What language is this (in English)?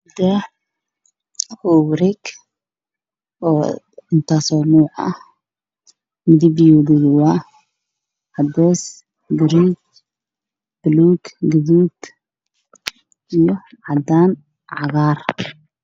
Somali